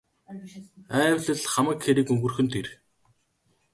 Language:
Mongolian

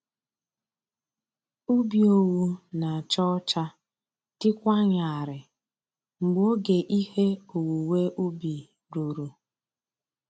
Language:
Igbo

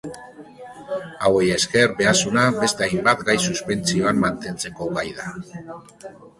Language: Basque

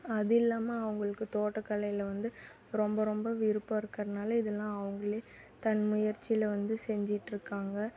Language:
Tamil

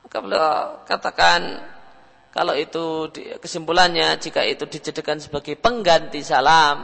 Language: Indonesian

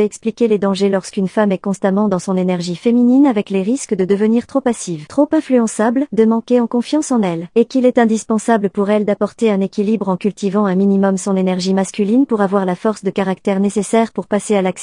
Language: French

